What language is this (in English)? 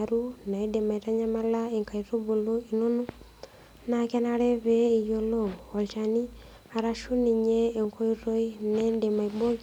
Masai